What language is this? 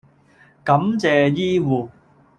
Cantonese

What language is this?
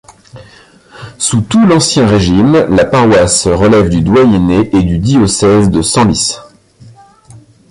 French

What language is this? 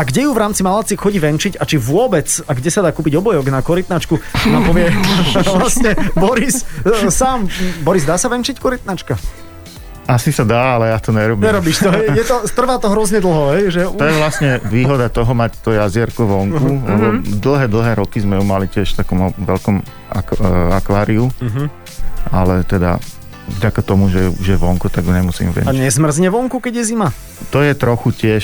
Slovak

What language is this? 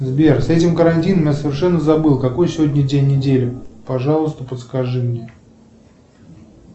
Russian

